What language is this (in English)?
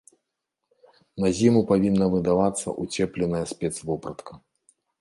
Belarusian